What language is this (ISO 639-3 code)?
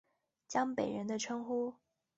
zho